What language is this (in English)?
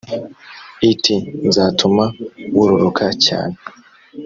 Kinyarwanda